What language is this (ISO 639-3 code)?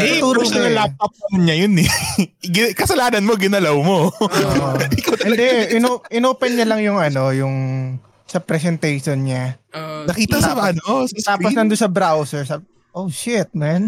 fil